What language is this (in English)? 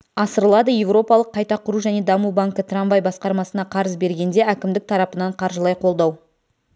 Kazakh